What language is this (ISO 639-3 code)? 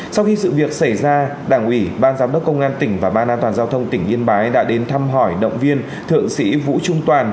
vie